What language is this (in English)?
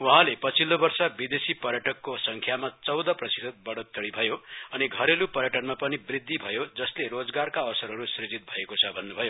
Nepali